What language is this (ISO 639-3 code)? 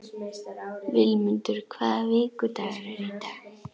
isl